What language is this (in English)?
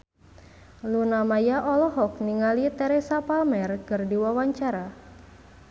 Sundanese